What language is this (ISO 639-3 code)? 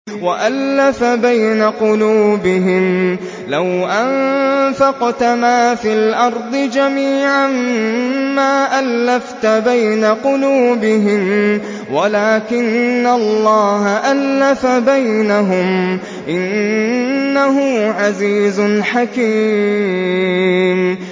ara